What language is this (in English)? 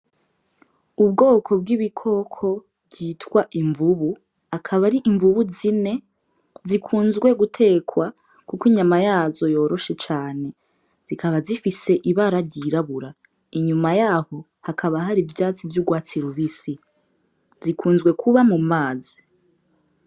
Rundi